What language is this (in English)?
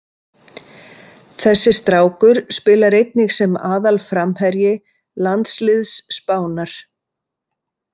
Icelandic